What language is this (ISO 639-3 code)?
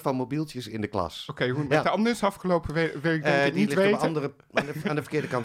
nld